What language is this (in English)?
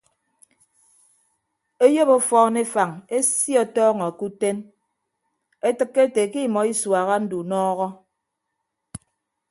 Ibibio